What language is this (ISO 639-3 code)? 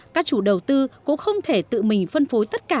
vie